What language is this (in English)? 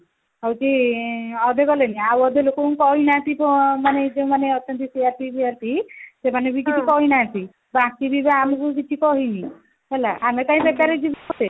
Odia